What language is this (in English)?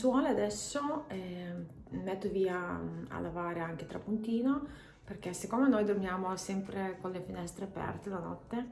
Italian